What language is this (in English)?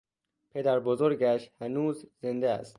Persian